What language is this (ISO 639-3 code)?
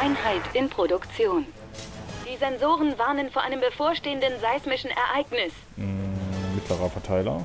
deu